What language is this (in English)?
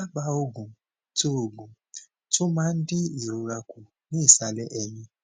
Yoruba